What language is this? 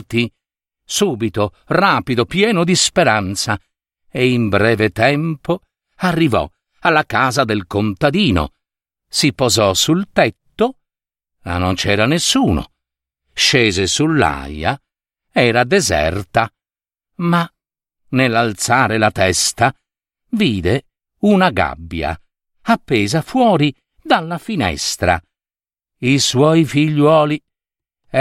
Italian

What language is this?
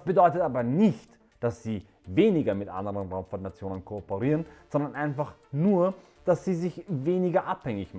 German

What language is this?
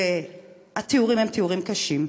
Hebrew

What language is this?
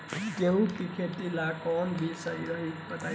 Bhojpuri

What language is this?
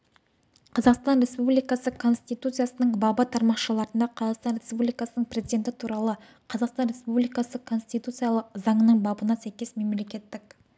Kazakh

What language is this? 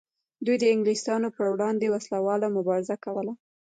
Pashto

